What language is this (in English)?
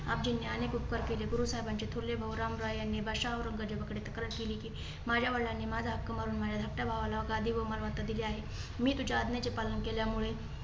Marathi